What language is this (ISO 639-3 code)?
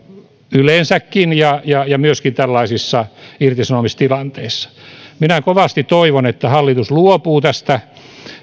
fin